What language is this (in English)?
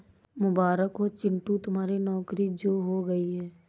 Hindi